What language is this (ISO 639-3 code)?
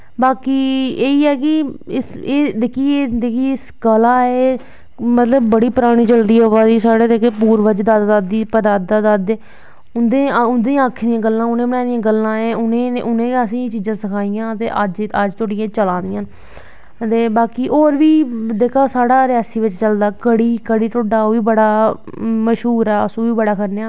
doi